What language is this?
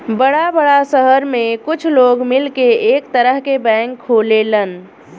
Bhojpuri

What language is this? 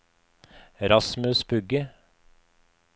Norwegian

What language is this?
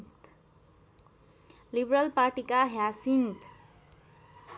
Nepali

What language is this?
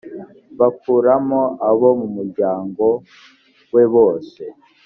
Kinyarwanda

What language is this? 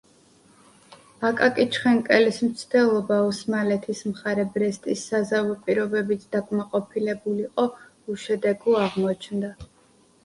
Georgian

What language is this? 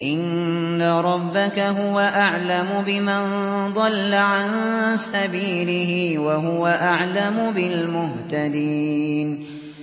Arabic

